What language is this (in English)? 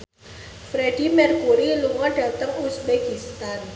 Javanese